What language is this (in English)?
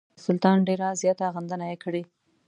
Pashto